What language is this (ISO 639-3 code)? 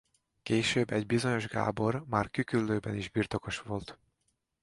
hun